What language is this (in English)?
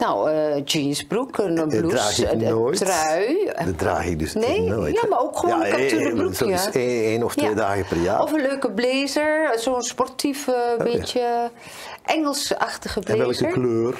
Dutch